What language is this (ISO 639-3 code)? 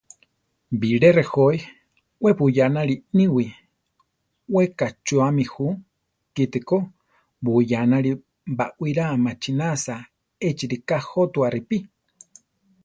tar